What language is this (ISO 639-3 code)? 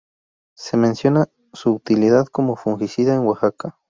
spa